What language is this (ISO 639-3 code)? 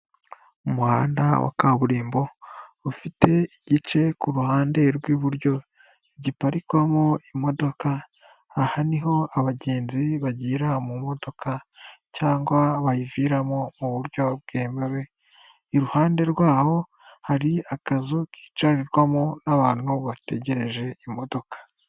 kin